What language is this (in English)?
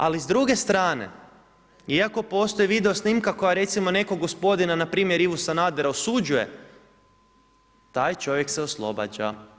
Croatian